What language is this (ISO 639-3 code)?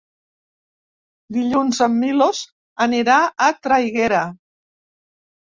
cat